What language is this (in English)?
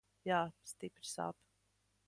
Latvian